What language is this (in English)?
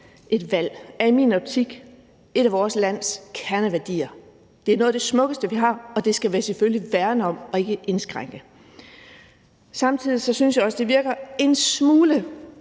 Danish